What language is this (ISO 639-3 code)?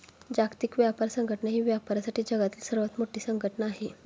mar